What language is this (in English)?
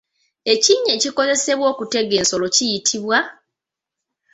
Ganda